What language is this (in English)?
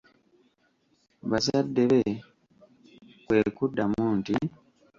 Ganda